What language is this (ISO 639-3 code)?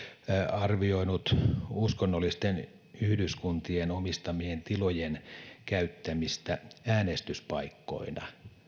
fin